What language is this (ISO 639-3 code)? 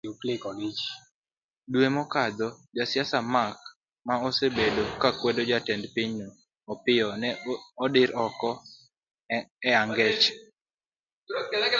luo